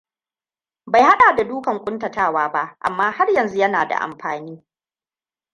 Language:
Hausa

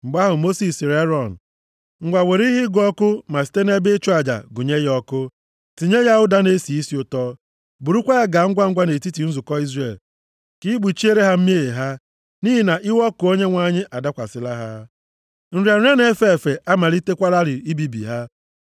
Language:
Igbo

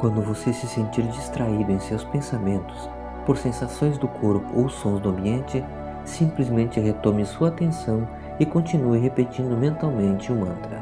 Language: Portuguese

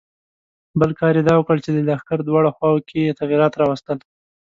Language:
Pashto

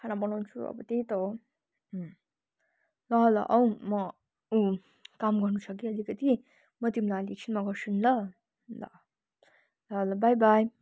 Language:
Nepali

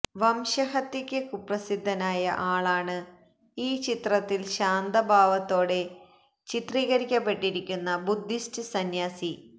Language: Malayalam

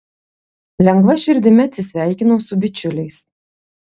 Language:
Lithuanian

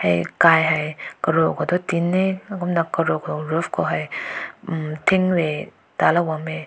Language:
Rongmei Naga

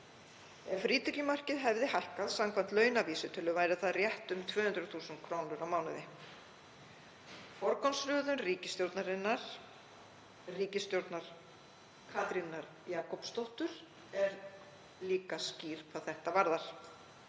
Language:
Icelandic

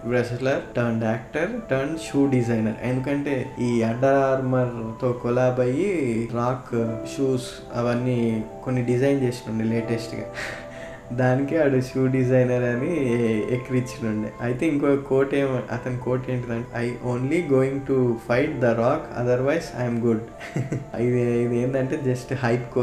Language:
Telugu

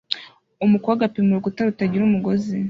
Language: Kinyarwanda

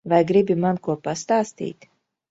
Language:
Latvian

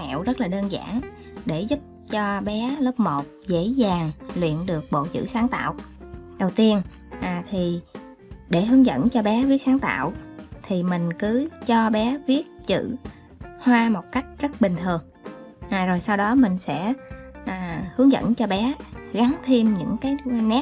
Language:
Vietnamese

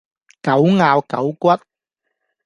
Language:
Cantonese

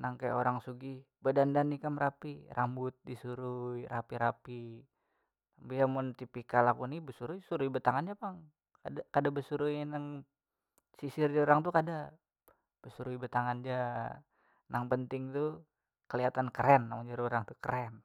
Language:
Banjar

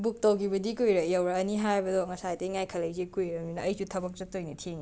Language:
Manipuri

